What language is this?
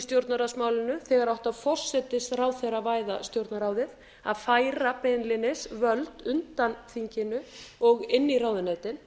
Icelandic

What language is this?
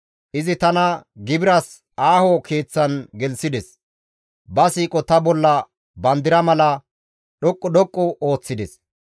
Gamo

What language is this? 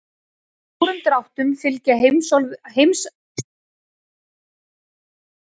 Icelandic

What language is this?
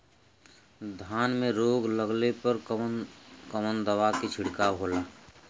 Bhojpuri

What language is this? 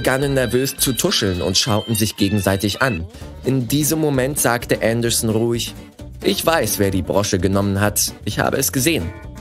German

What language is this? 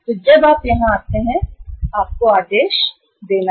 Hindi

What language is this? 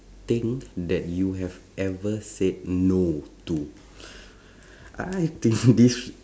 English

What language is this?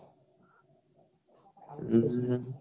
Odia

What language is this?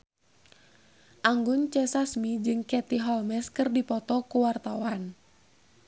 Sundanese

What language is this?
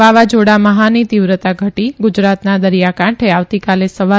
Gujarati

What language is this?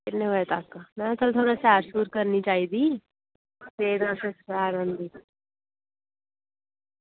Dogri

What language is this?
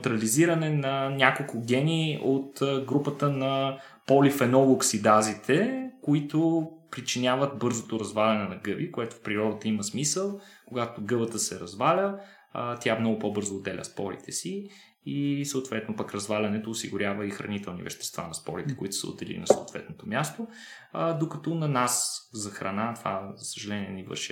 Bulgarian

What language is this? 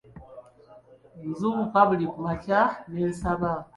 Ganda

